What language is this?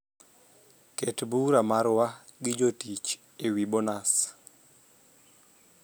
Luo (Kenya and Tanzania)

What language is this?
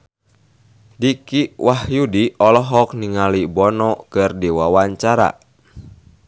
Sundanese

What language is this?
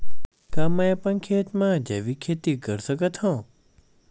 Chhattisgarhi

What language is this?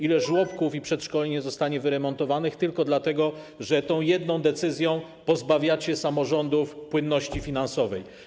Polish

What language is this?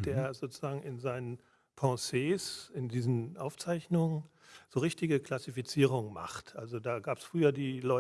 German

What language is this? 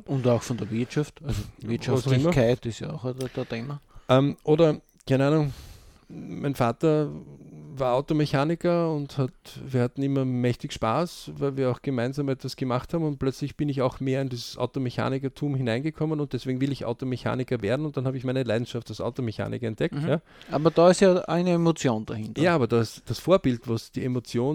German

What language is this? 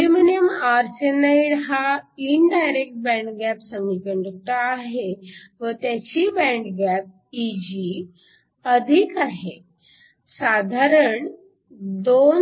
Marathi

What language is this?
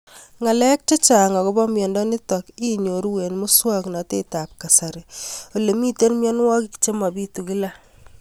Kalenjin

